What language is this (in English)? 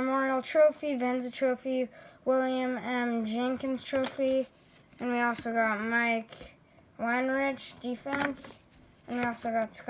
English